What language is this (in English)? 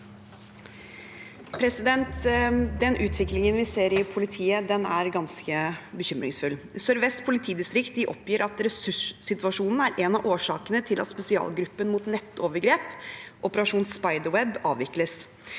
Norwegian